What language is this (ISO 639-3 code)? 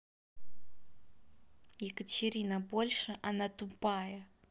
rus